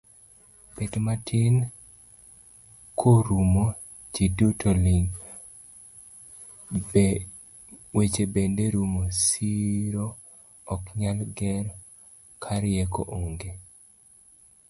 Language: Luo (Kenya and Tanzania)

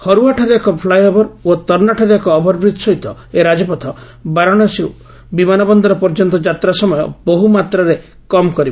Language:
Odia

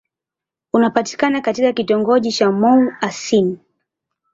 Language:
Swahili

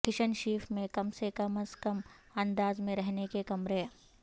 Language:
Urdu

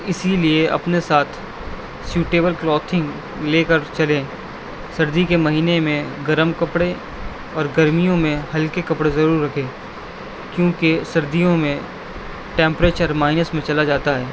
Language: Urdu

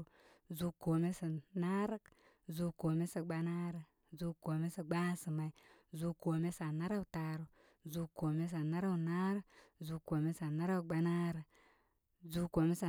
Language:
Koma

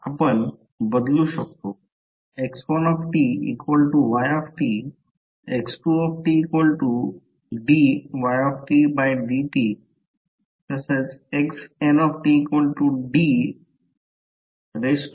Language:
Marathi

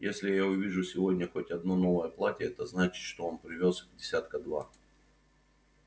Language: Russian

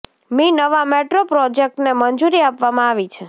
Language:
Gujarati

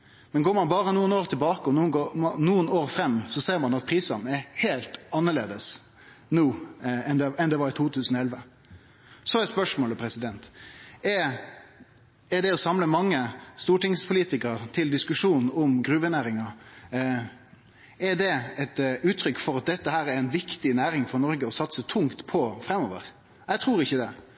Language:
Norwegian Nynorsk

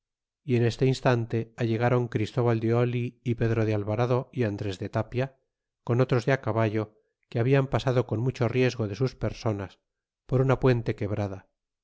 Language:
Spanish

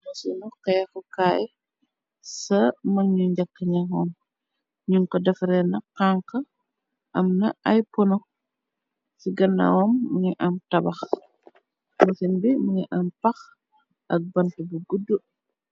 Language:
Wolof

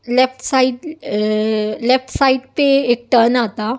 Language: Urdu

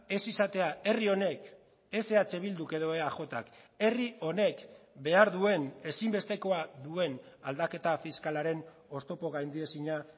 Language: Basque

